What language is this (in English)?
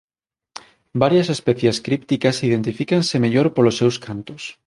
Galician